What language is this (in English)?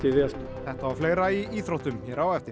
Icelandic